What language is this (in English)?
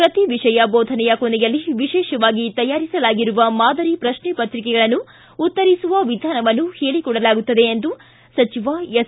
Kannada